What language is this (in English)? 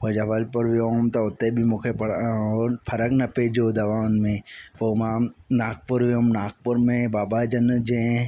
Sindhi